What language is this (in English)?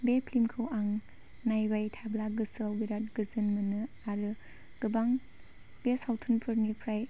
Bodo